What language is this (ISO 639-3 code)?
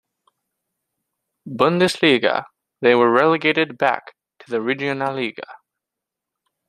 eng